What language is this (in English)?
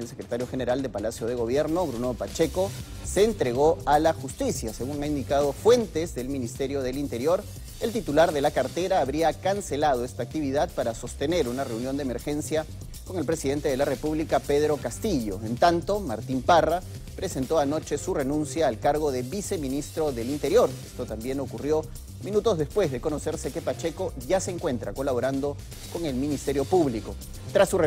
Spanish